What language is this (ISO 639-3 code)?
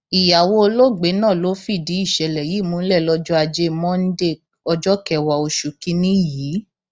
yor